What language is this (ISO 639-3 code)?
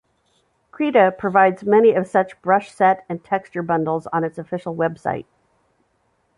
eng